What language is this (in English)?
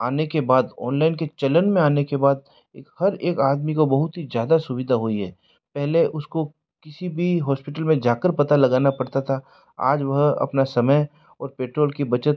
Hindi